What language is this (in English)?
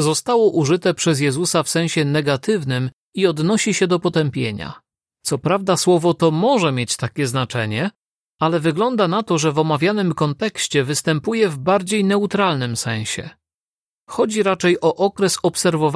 Polish